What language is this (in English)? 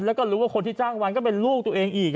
Thai